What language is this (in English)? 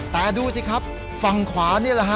Thai